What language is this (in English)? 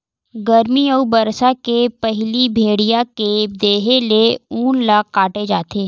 Chhattisgarhi